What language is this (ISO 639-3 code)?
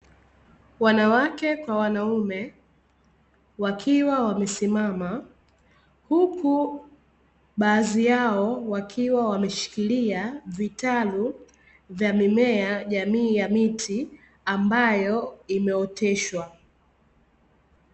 swa